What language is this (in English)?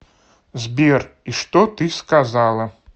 Russian